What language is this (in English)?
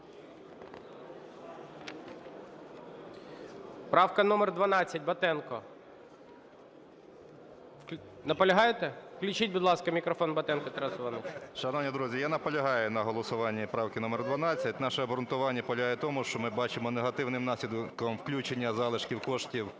Ukrainian